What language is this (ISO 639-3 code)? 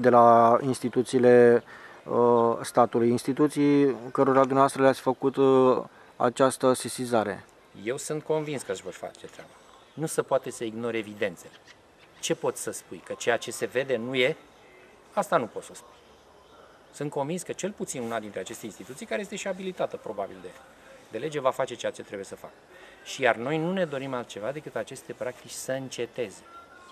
ron